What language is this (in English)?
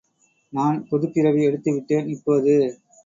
Tamil